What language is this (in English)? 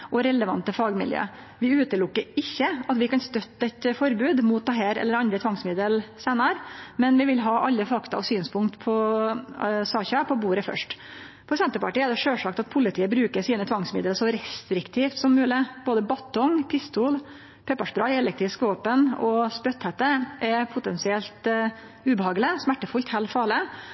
Norwegian Nynorsk